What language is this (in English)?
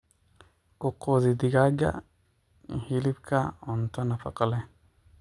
Somali